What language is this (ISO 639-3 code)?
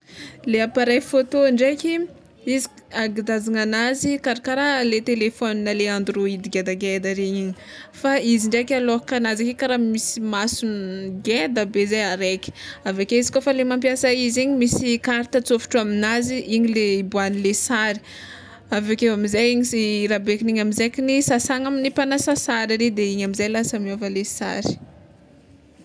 xmw